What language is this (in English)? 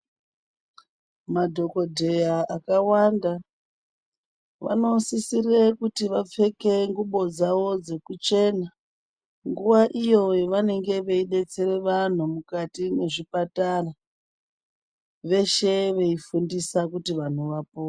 Ndau